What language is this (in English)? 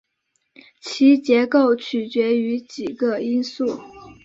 Chinese